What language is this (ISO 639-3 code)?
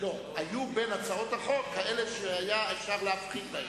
heb